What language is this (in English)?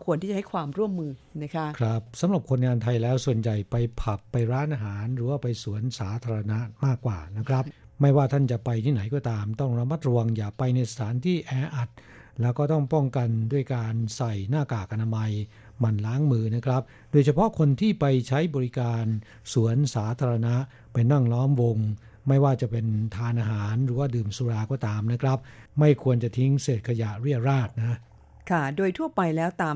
Thai